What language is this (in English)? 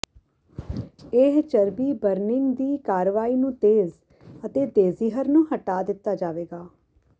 Punjabi